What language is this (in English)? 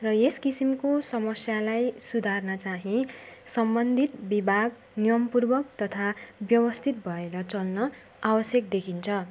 Nepali